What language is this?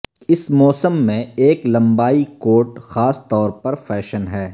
Urdu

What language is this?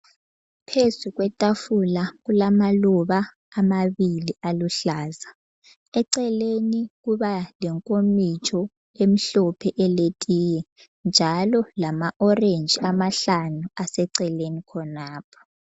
North Ndebele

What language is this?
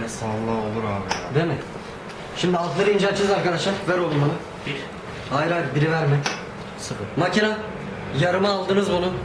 Turkish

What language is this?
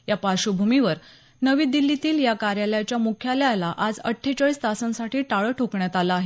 Marathi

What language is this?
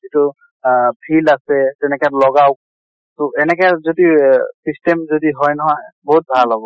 Assamese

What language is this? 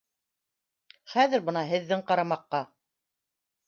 Bashkir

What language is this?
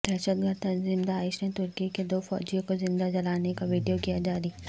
Urdu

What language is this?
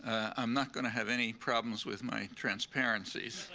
English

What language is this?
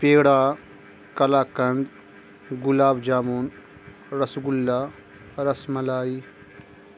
Urdu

